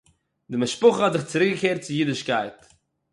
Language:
Yiddish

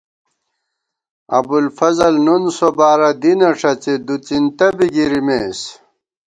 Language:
Gawar-Bati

